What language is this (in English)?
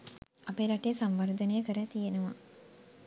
Sinhala